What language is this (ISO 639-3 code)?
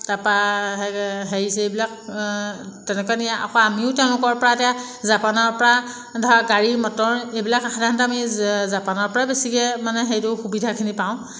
asm